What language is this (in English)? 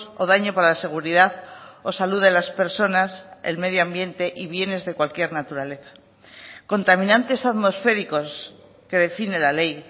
Spanish